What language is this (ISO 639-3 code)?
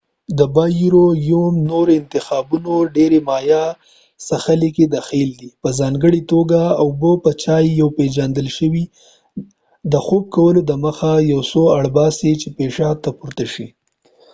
pus